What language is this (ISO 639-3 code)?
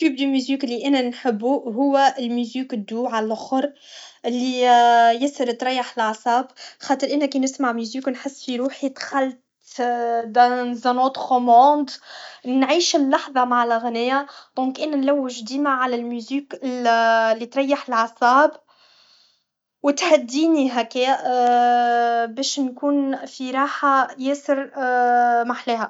aeb